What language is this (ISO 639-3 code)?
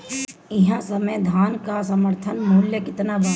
bho